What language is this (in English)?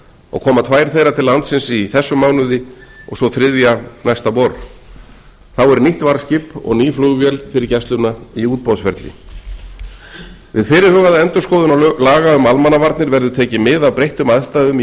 Icelandic